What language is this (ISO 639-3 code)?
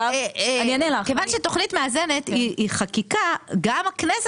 heb